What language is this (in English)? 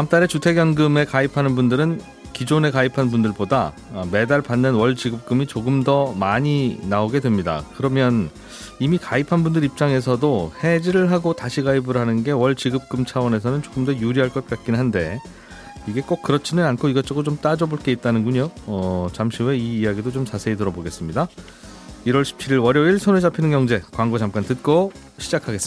Korean